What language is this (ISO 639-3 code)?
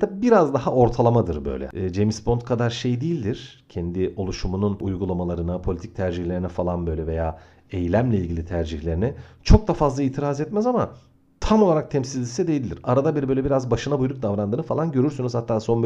tur